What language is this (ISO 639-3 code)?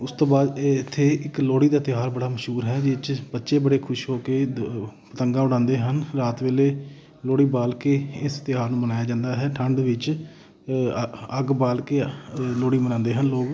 pan